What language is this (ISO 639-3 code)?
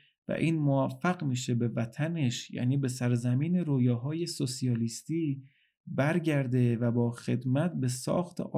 fas